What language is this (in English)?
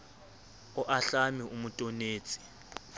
Southern Sotho